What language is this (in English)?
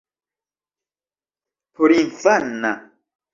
Esperanto